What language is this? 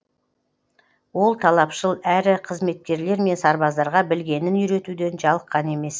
Kazakh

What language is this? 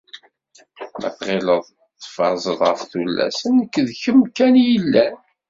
Kabyle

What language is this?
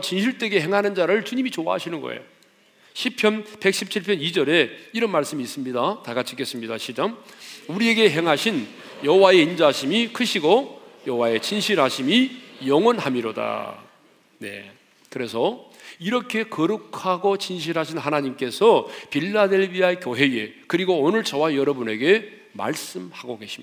Korean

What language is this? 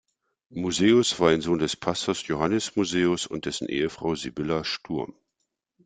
German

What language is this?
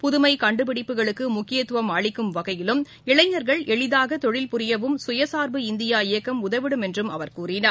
Tamil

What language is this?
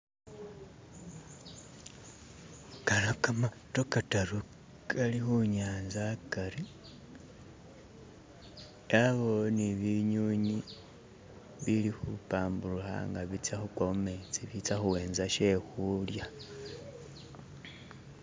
Masaaba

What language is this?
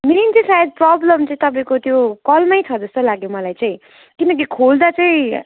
Nepali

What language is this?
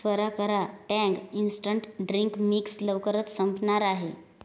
Marathi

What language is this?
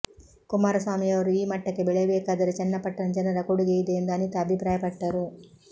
Kannada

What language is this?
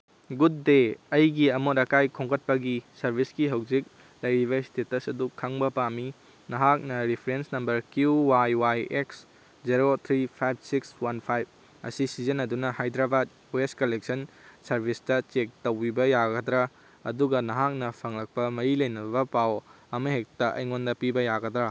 Manipuri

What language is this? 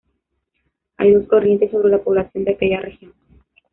Spanish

